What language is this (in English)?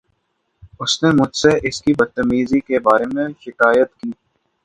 Urdu